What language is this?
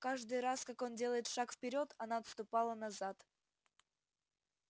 Russian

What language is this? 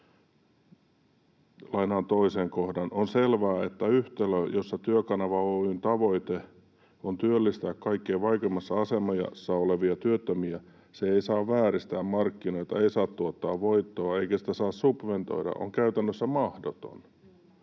Finnish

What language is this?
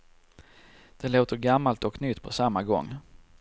Swedish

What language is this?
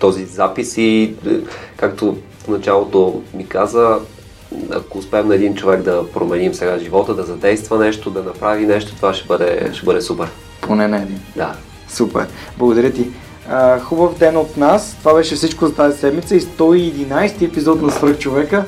Bulgarian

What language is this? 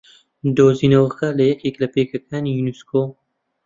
Central Kurdish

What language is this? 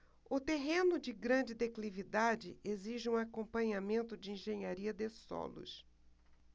Portuguese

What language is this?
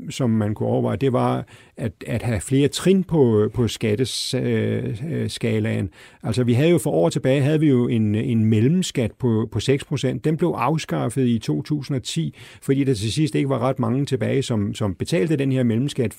Danish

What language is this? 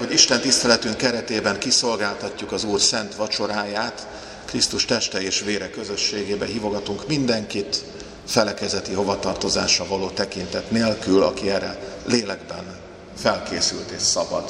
Hungarian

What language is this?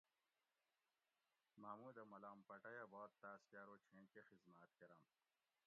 Gawri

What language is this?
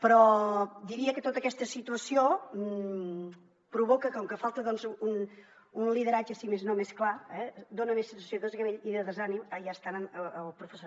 Catalan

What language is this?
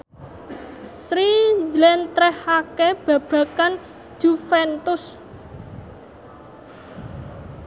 Javanese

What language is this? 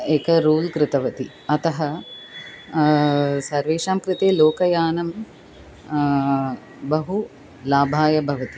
Sanskrit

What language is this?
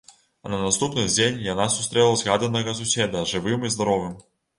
Belarusian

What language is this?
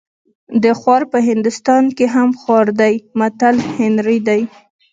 Pashto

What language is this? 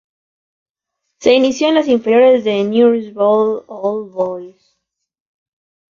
Spanish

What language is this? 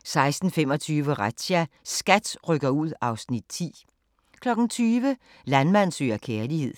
Danish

